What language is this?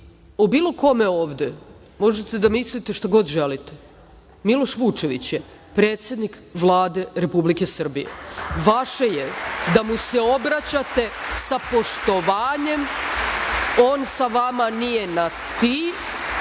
Serbian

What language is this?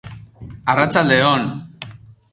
Basque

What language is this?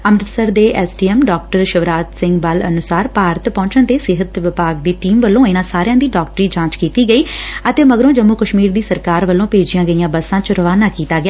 Punjabi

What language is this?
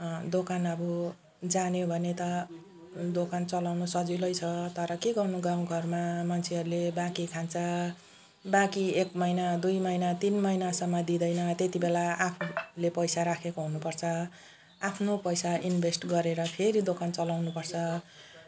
Nepali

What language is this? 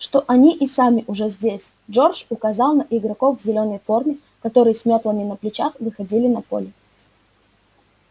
Russian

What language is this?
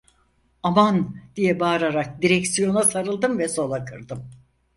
Turkish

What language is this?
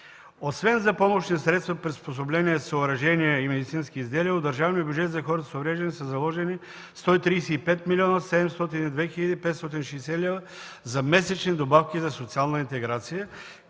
Bulgarian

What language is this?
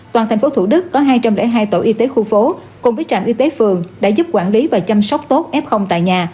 Vietnamese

